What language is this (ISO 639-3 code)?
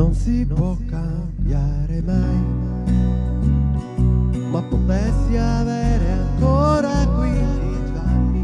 ita